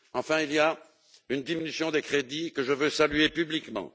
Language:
French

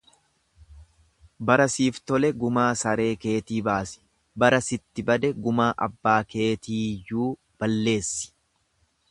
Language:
Oromo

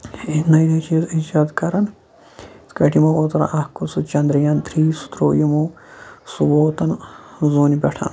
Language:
Kashmiri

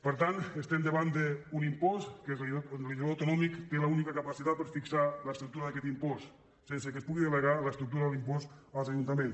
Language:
Catalan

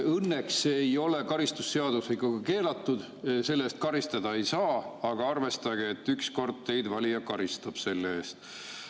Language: Estonian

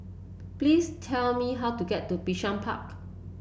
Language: English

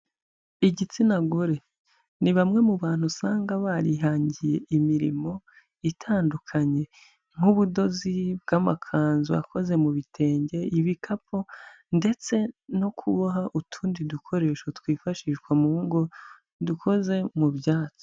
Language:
Kinyarwanda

